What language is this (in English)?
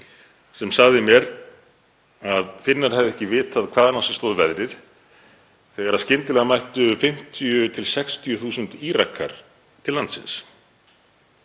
Icelandic